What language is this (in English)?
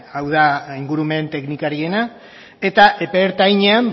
Basque